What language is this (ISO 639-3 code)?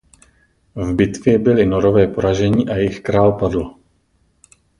ces